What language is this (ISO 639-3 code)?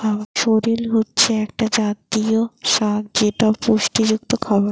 ben